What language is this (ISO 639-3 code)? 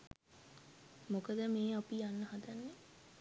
sin